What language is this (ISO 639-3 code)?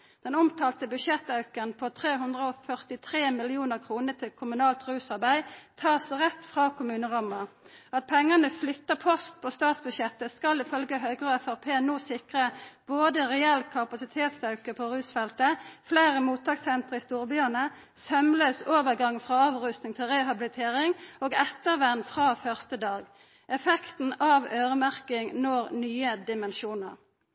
nno